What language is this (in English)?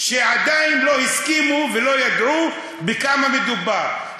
Hebrew